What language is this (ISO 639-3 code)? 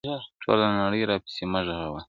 pus